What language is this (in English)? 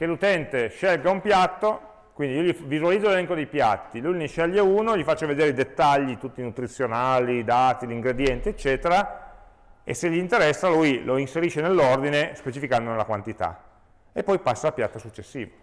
Italian